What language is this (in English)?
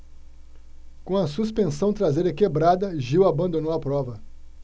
Portuguese